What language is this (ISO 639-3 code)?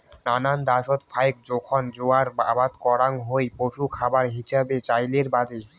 ben